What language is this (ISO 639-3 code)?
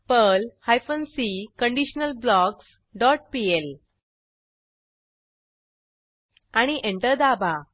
mar